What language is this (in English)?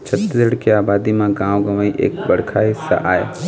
Chhattisgarhi